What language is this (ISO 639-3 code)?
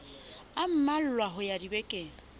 sot